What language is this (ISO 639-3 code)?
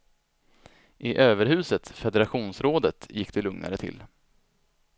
swe